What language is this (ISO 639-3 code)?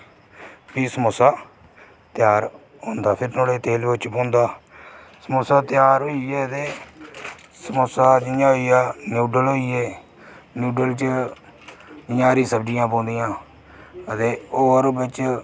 doi